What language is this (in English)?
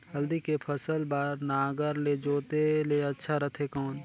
Chhattisgarhi